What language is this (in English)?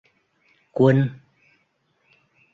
Vietnamese